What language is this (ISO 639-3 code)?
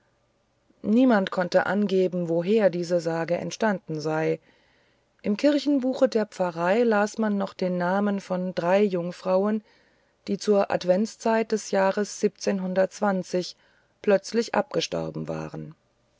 deu